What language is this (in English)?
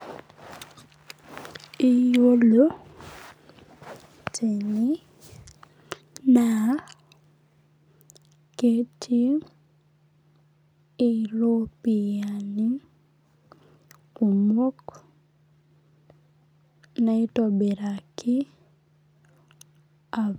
Masai